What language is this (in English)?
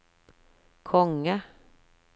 Norwegian